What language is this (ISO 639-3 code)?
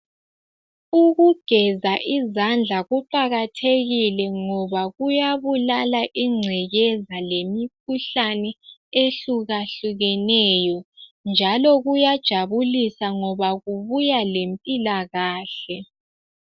nde